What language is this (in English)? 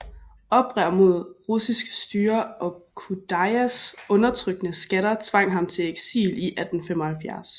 Danish